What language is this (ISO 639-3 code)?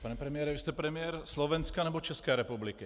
ces